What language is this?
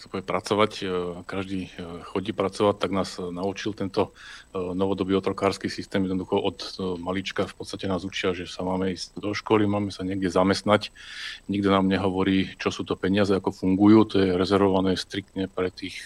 Slovak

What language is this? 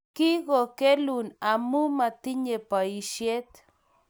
Kalenjin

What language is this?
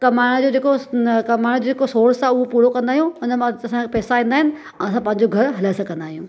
Sindhi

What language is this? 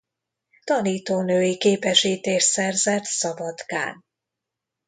Hungarian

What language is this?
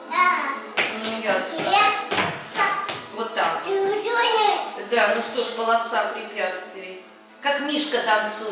Russian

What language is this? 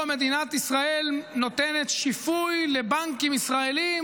Hebrew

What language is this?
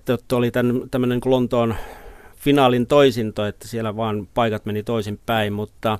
Finnish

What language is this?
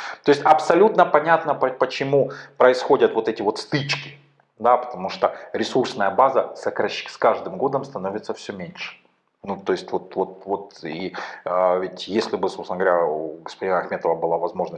Russian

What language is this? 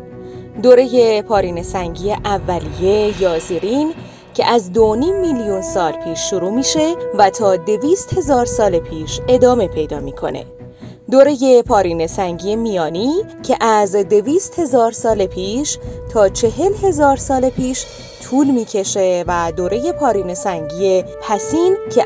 Persian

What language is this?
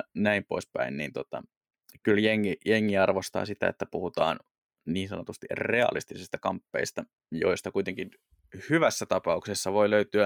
Finnish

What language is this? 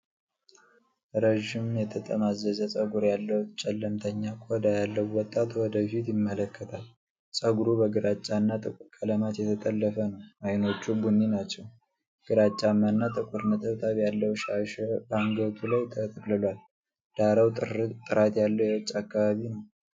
Amharic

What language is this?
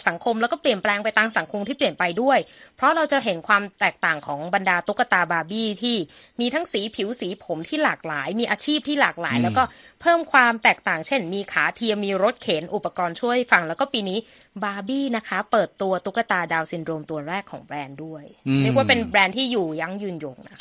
Thai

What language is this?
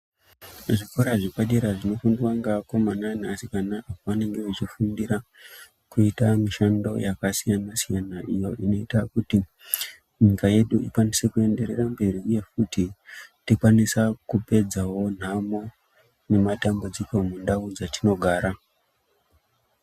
Ndau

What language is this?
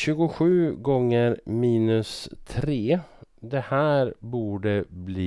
Swedish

